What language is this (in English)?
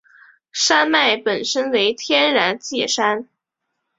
Chinese